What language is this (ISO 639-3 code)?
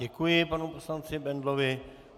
ces